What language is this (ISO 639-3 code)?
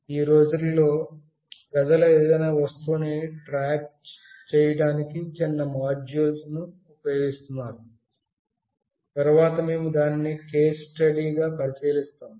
tel